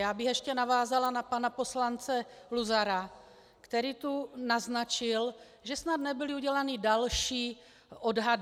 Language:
Czech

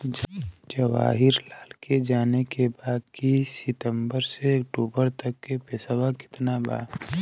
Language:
Bhojpuri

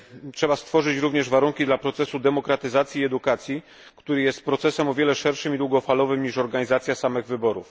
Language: Polish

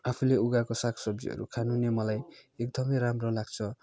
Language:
Nepali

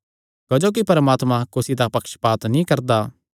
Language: Kangri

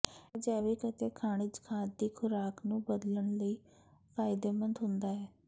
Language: Punjabi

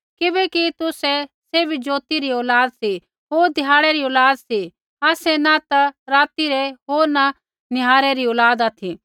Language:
Kullu Pahari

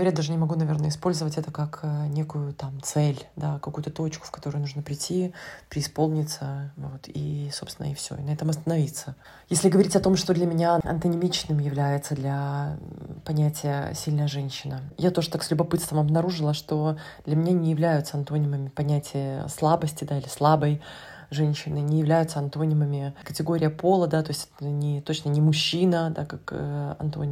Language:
Russian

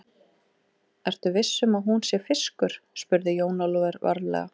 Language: Icelandic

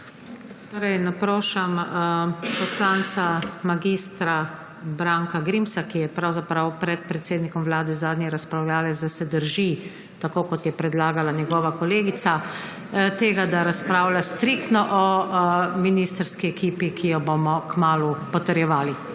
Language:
Slovenian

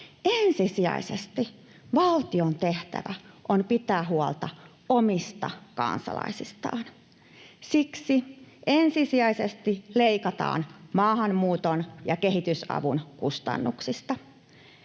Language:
Finnish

